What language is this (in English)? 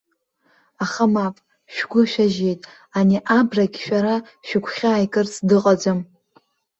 Abkhazian